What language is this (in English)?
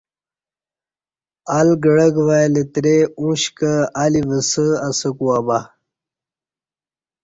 Kati